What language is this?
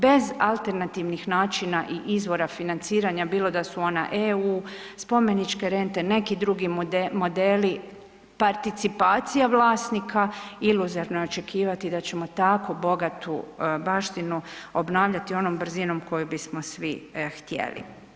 Croatian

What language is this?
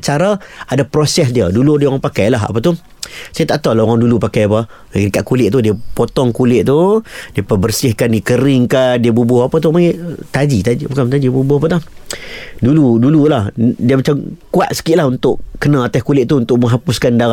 Malay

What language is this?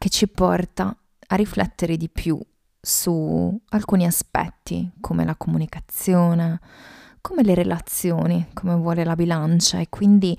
Italian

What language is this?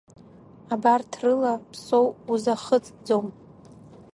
Abkhazian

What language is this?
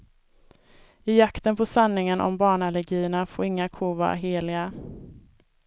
Swedish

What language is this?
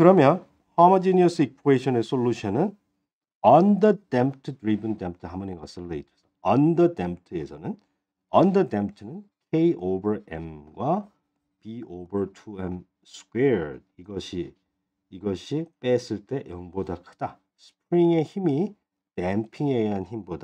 Korean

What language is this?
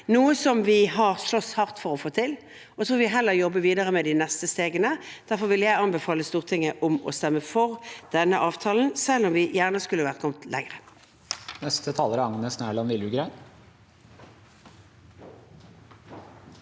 Norwegian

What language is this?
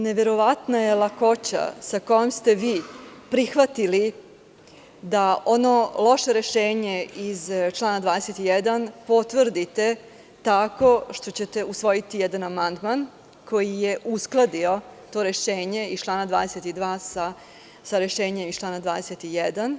Serbian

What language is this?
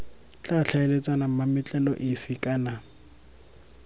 Tswana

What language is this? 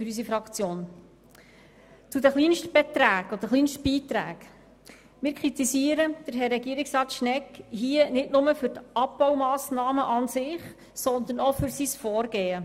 Swiss German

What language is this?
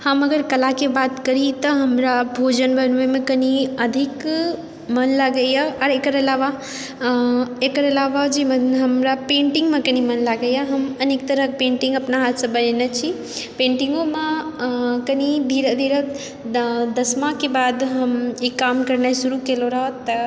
Maithili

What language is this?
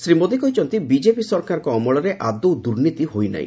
Odia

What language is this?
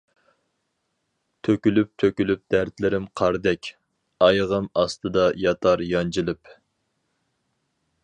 Uyghur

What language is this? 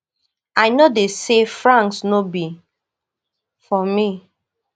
Nigerian Pidgin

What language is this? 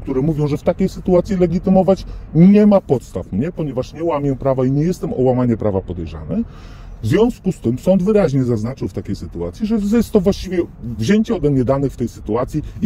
Polish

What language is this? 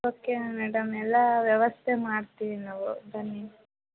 Kannada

